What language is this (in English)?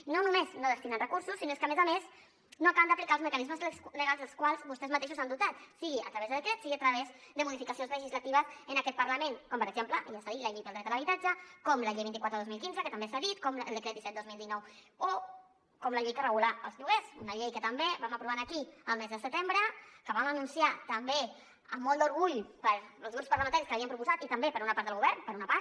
Catalan